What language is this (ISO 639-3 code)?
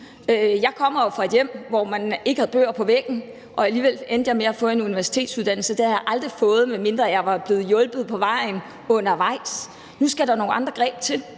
dan